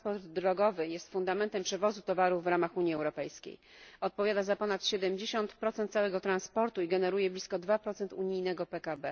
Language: Polish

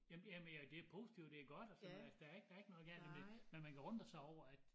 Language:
Danish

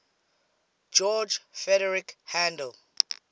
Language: English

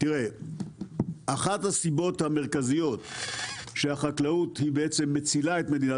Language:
Hebrew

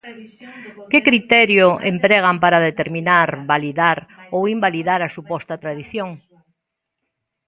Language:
Galician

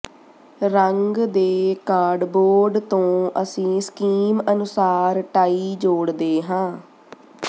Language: Punjabi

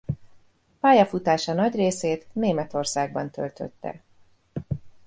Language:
Hungarian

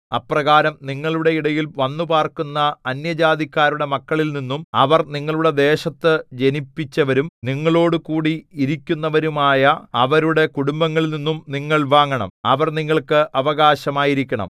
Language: Malayalam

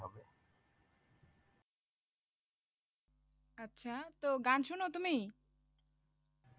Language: Bangla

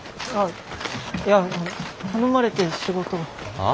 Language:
Japanese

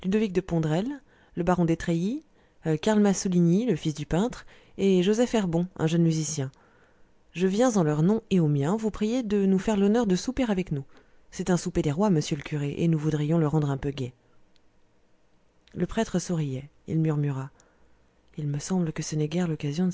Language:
French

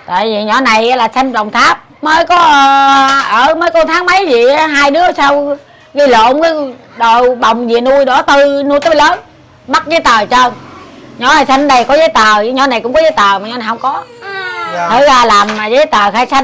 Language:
Vietnamese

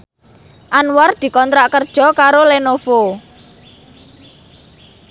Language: Javanese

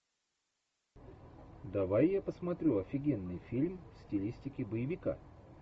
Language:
Russian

